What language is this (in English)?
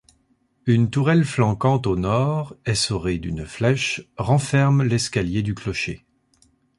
French